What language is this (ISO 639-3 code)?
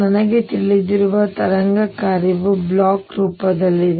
kan